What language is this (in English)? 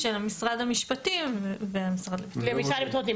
Hebrew